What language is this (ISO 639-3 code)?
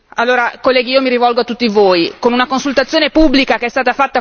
ita